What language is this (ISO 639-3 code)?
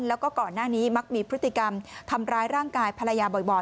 tha